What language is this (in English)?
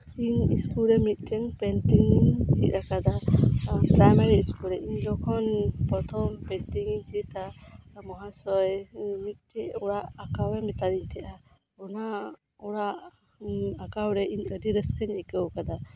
Santali